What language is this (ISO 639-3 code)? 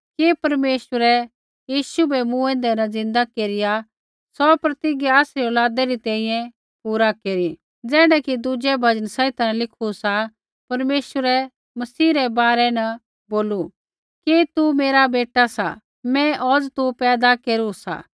kfx